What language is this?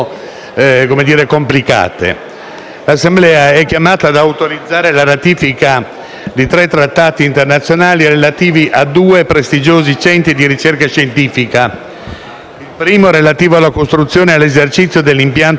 Italian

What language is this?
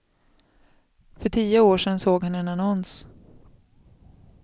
Swedish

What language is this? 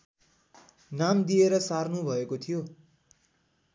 Nepali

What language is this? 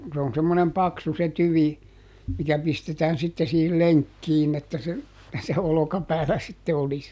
Finnish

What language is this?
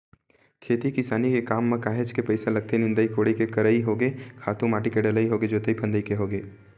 Chhattisgarhi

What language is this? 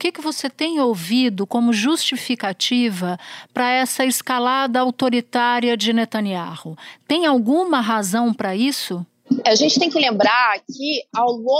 Portuguese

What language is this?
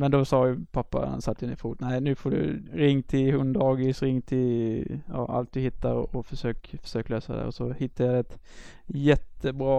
Swedish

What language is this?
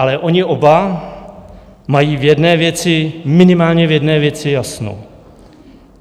Czech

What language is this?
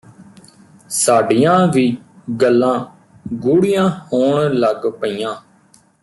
Punjabi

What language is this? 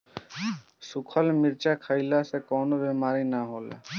Bhojpuri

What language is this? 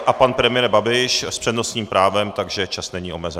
Czech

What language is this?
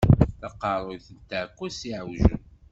Kabyle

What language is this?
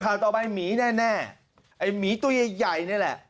Thai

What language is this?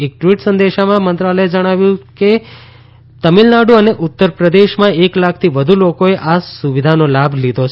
Gujarati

